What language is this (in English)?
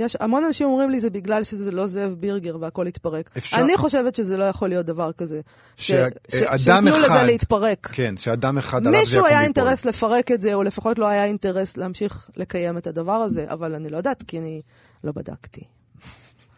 Hebrew